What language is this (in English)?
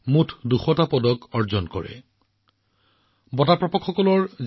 Assamese